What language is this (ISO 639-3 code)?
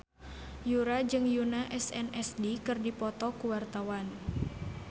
sun